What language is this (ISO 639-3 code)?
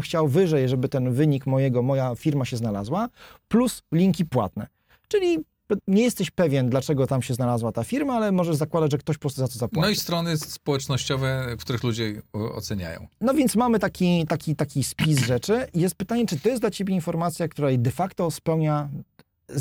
pol